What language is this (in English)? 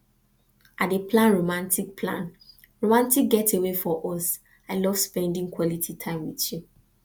Nigerian Pidgin